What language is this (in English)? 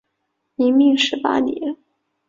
Chinese